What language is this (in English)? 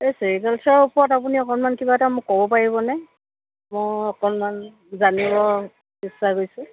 Assamese